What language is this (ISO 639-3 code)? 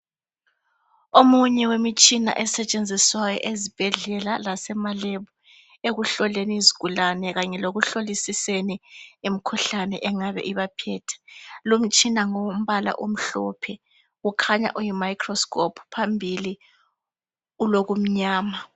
nde